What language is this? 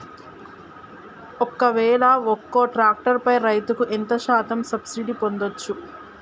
Telugu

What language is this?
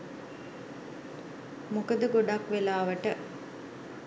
Sinhala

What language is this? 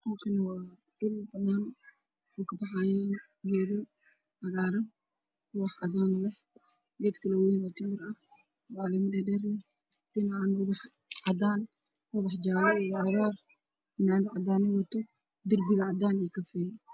Somali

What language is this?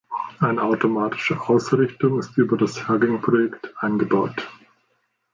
German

